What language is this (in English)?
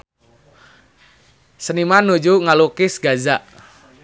Sundanese